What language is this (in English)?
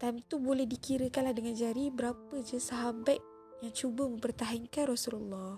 Malay